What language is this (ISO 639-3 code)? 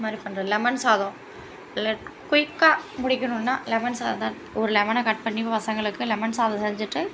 tam